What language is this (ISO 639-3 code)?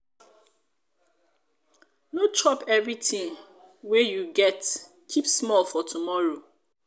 pcm